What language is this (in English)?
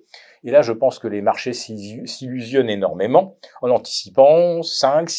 French